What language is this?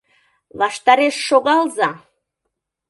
Mari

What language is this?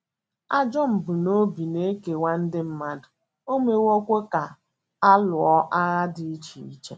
Igbo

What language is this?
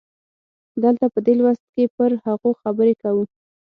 Pashto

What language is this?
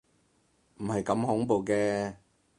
Cantonese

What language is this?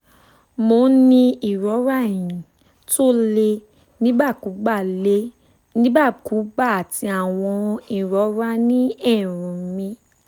Yoruba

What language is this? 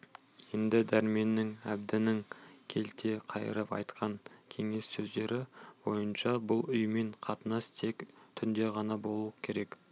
Kazakh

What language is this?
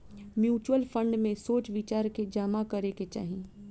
Bhojpuri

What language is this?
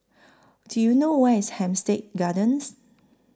English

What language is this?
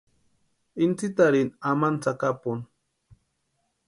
Western Highland Purepecha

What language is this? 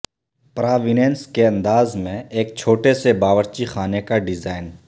Urdu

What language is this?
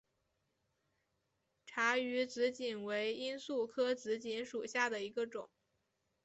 Chinese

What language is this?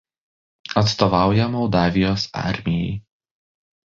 Lithuanian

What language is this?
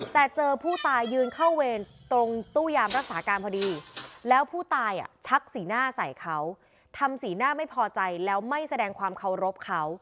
Thai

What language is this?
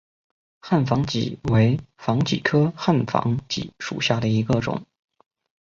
Chinese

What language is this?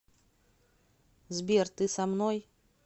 Russian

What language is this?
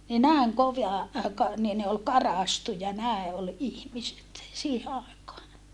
Finnish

